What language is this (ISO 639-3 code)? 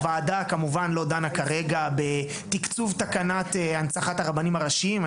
heb